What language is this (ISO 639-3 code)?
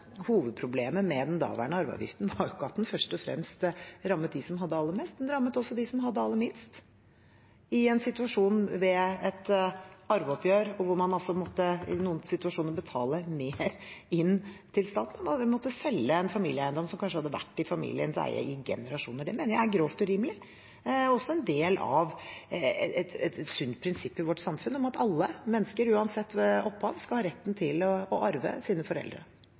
nob